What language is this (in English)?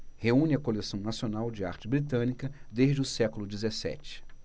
Portuguese